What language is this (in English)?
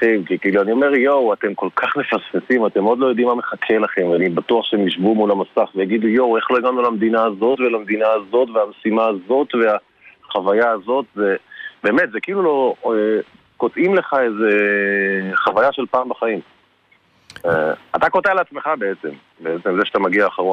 Hebrew